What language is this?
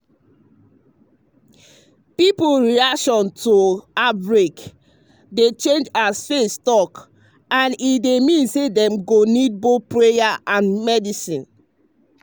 Nigerian Pidgin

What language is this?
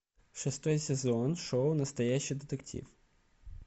Russian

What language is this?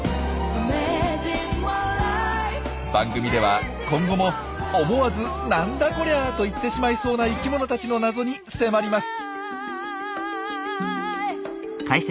Japanese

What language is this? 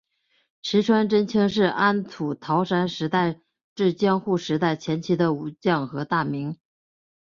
Chinese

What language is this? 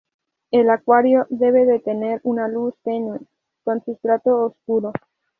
Spanish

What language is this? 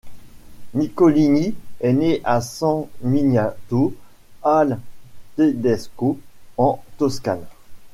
French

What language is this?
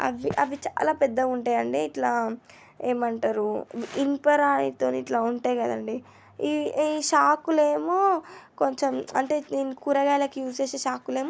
Telugu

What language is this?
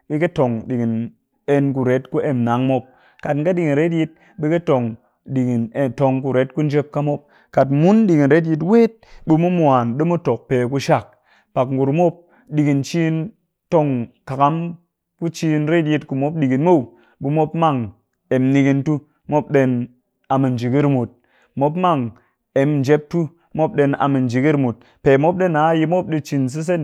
Cakfem-Mushere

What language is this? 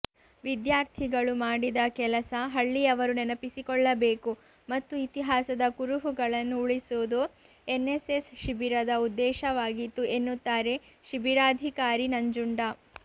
Kannada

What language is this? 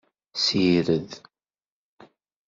Kabyle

